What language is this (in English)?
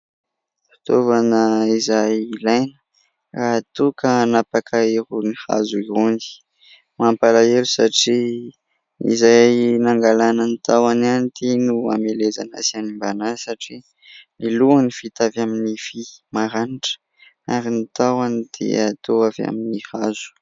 Malagasy